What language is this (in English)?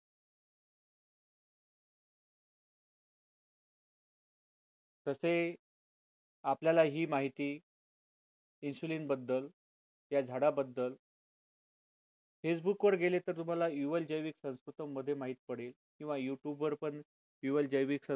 Marathi